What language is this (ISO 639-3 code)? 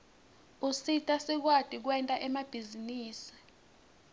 ssw